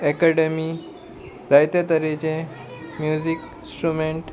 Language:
Konkani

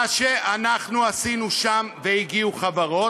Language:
Hebrew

